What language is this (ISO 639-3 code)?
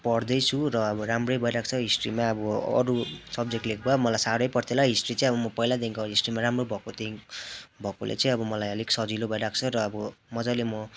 nep